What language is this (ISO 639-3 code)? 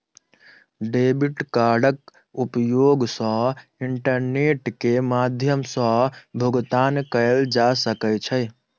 mai